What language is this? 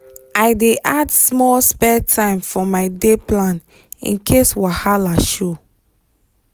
Nigerian Pidgin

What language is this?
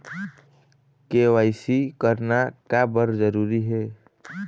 Chhattisgarhi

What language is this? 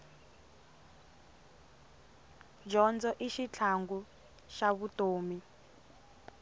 Tsonga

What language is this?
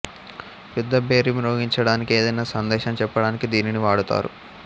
Telugu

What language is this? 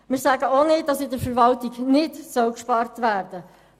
Swiss German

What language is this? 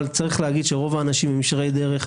Hebrew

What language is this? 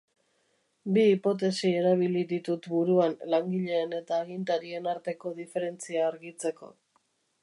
Basque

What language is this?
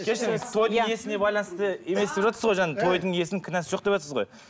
Kazakh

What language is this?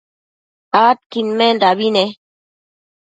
Matsés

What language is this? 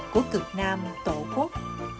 Vietnamese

